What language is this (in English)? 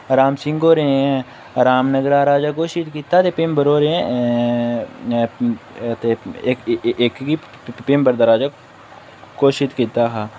Dogri